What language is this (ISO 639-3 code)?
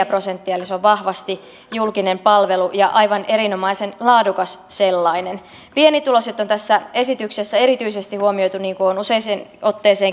fin